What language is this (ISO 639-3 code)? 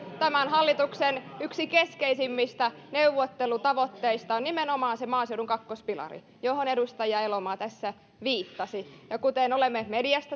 fin